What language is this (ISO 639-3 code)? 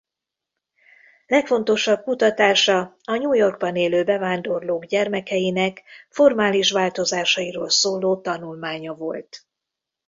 hun